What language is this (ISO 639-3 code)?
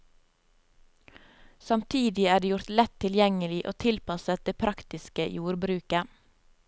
nor